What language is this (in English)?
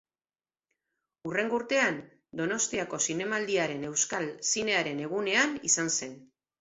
Basque